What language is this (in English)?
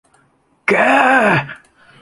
Thai